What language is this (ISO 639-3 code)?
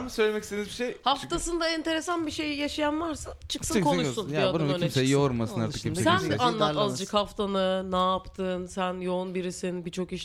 tur